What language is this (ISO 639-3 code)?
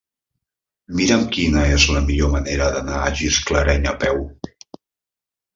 cat